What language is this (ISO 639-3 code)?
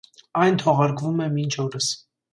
hye